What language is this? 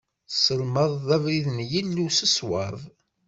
Kabyle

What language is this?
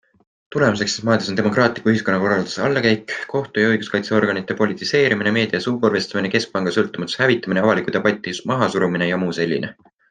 Estonian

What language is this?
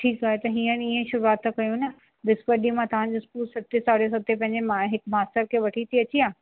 Sindhi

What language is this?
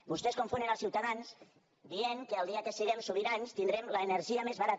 Catalan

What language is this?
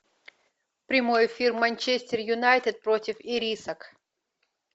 Russian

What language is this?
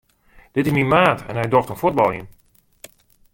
Western Frisian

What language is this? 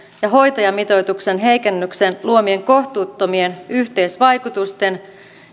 Finnish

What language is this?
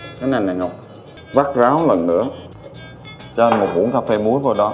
Vietnamese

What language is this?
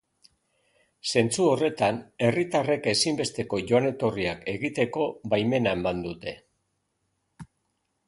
Basque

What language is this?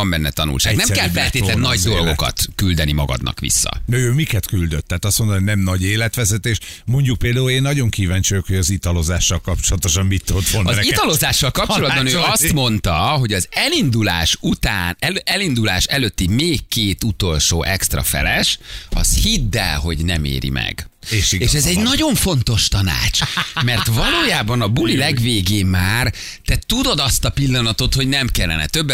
Hungarian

